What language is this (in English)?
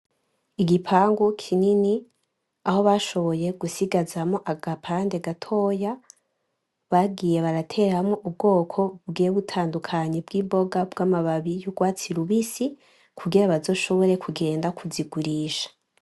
Rundi